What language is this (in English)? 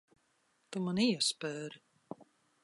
Latvian